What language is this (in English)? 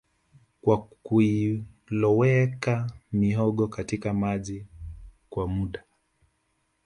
Swahili